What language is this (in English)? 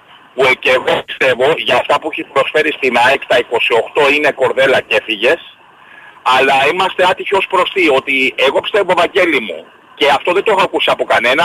Greek